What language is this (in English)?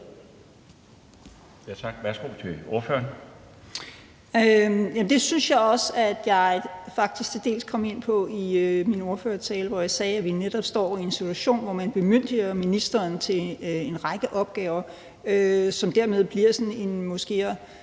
Danish